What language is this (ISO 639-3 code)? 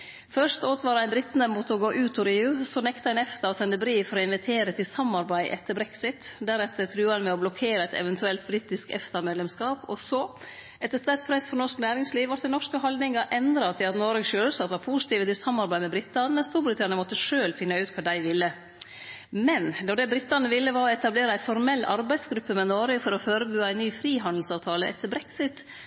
nno